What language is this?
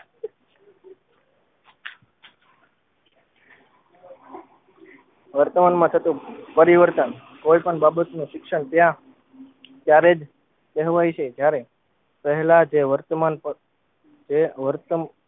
Gujarati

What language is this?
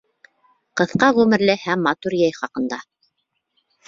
Bashkir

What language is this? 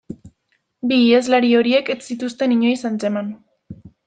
Basque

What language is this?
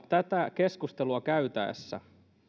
Finnish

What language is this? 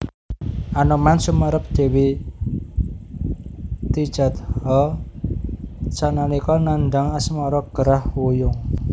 Javanese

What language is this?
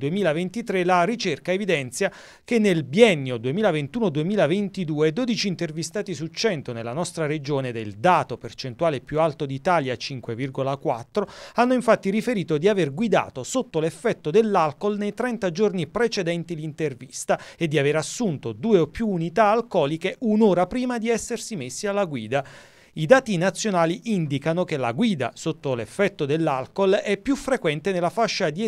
Italian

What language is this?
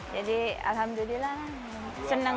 Indonesian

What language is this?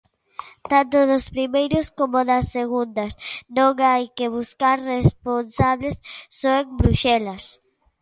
Galician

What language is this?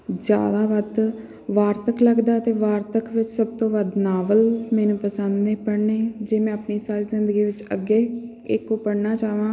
Punjabi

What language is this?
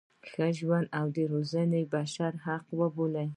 Pashto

